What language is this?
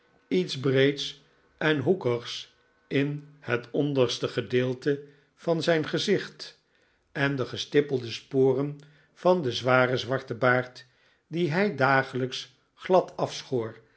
Dutch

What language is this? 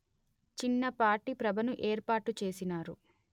Telugu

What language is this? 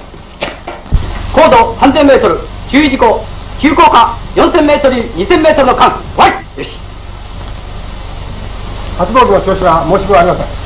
Japanese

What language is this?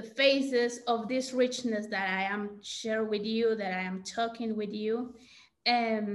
English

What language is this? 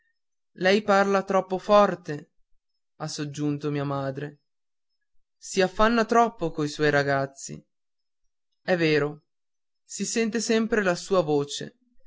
Italian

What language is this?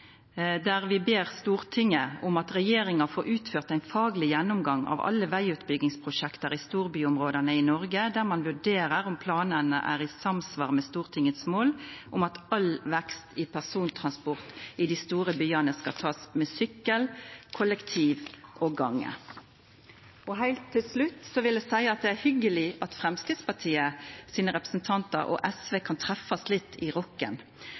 Norwegian Nynorsk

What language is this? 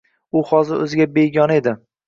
Uzbek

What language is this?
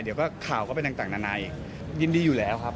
Thai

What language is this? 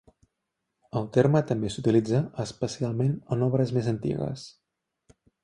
Catalan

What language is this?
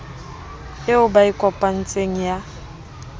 Southern Sotho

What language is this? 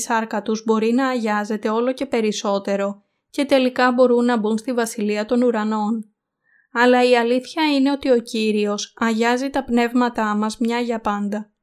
Greek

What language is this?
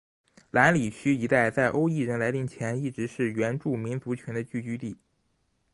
Chinese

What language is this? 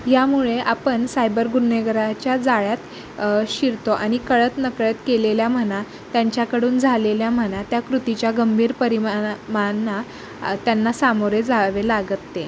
Marathi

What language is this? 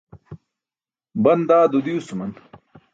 Burushaski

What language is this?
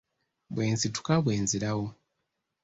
Ganda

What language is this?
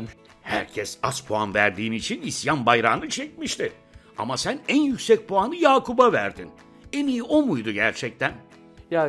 Turkish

